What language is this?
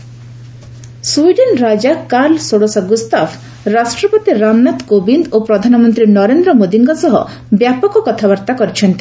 Odia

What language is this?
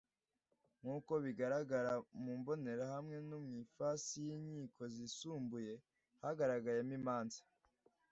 Kinyarwanda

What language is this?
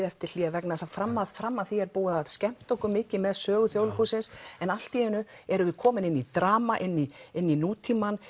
Icelandic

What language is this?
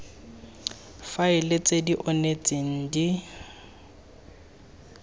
Tswana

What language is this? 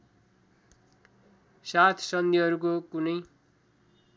Nepali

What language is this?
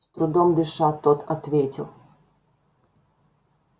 Russian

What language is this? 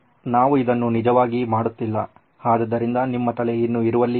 Kannada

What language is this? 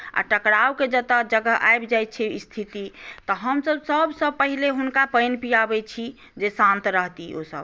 Maithili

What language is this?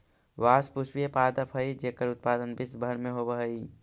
Magahi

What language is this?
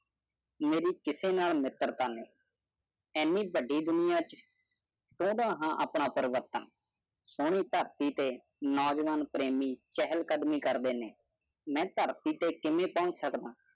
Punjabi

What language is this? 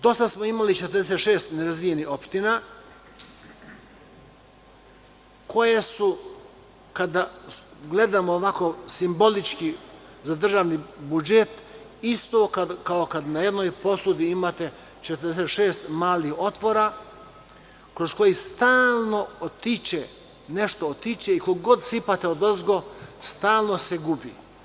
Serbian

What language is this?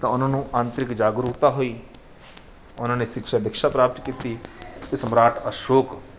Punjabi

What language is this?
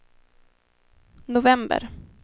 Swedish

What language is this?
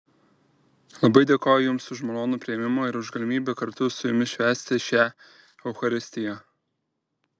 Lithuanian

